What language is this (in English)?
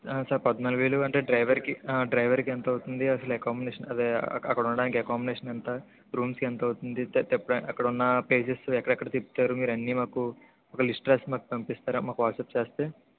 Telugu